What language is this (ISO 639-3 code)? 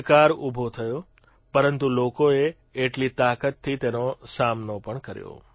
guj